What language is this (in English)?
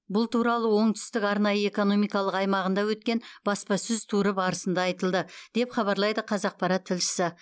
Kazakh